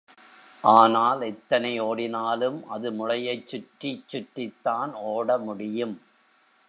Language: Tamil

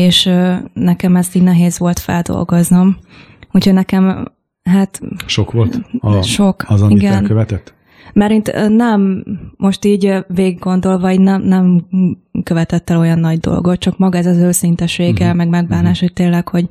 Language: Hungarian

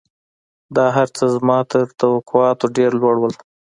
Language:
Pashto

